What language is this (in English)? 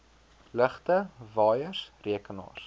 Afrikaans